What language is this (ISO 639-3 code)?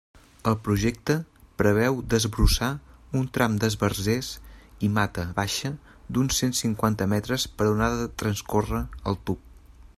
cat